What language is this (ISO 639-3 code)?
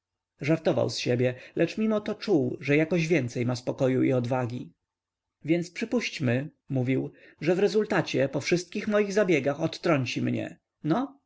pol